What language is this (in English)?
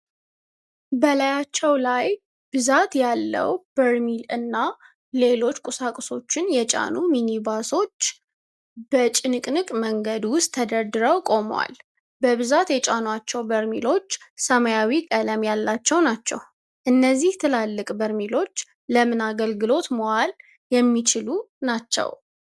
Amharic